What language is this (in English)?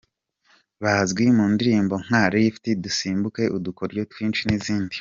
Kinyarwanda